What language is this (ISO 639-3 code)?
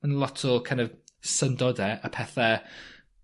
cym